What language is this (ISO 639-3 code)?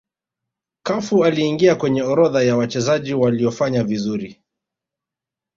swa